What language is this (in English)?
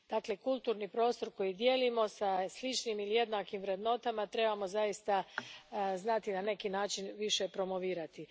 Croatian